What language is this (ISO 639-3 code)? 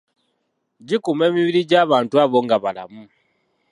lug